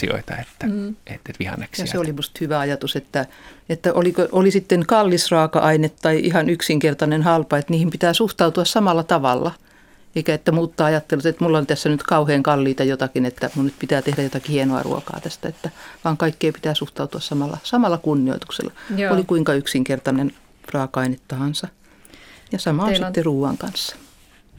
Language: Finnish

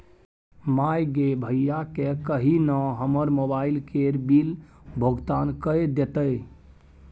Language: Maithili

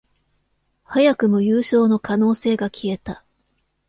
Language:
Japanese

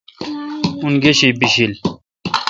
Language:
Kalkoti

